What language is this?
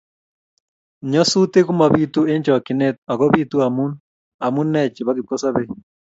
Kalenjin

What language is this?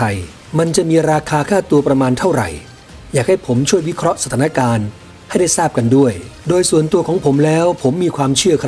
Thai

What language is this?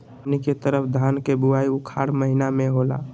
Magahi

